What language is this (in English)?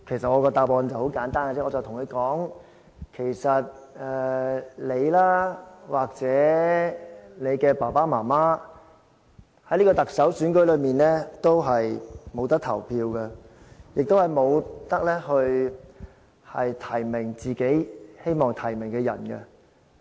Cantonese